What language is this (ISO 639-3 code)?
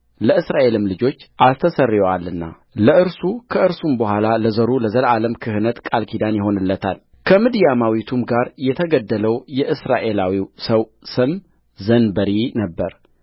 amh